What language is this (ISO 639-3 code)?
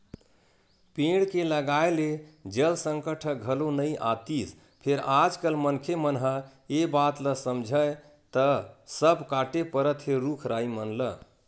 hne